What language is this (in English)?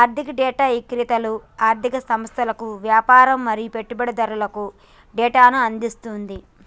Telugu